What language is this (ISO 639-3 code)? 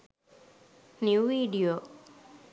sin